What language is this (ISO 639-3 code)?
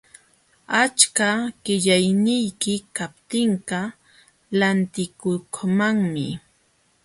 qxw